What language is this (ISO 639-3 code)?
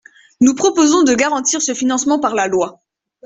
fra